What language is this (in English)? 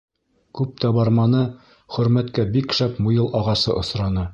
Bashkir